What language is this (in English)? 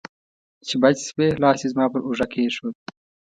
Pashto